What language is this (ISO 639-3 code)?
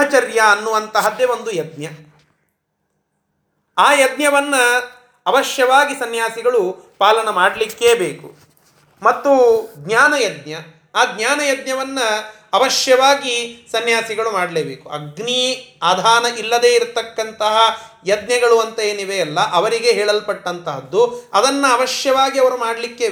kan